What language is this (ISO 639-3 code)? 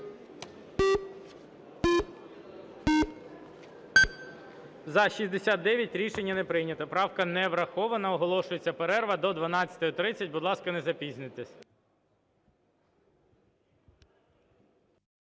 ukr